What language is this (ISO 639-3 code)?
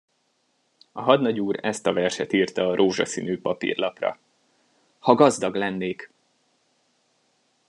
hun